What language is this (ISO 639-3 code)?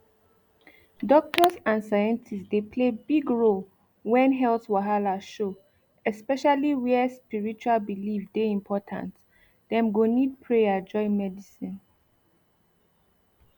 pcm